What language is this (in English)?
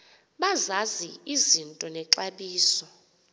Xhosa